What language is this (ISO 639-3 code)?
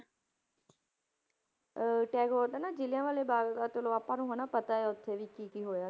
pan